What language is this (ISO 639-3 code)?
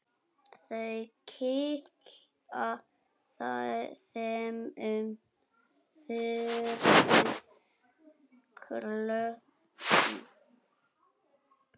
isl